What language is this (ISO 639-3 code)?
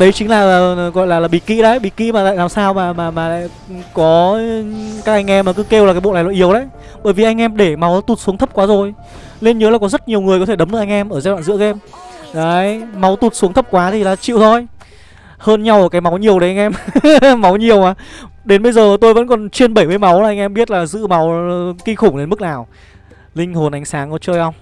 vie